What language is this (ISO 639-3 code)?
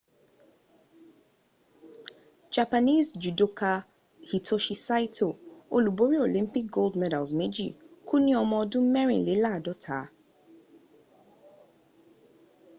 yor